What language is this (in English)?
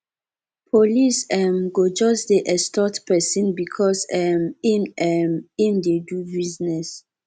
Nigerian Pidgin